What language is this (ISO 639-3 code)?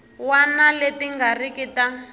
tso